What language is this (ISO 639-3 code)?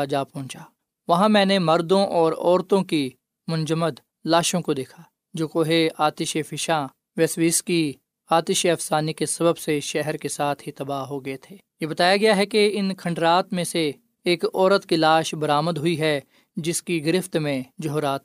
urd